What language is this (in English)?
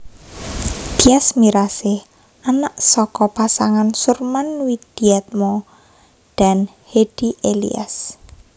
Javanese